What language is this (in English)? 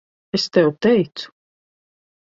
Latvian